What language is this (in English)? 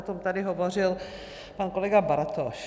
Czech